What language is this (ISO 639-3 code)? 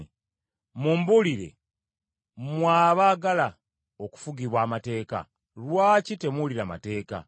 lug